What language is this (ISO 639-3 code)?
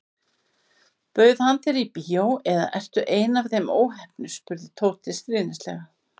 isl